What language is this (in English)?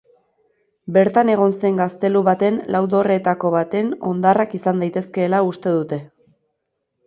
Basque